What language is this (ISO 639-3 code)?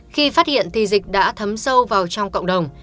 vie